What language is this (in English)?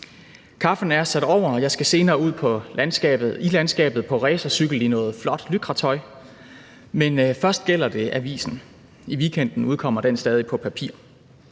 Danish